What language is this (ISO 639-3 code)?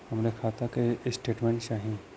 bho